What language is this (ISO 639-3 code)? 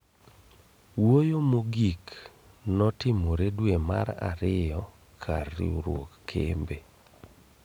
luo